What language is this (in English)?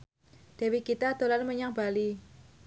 Javanese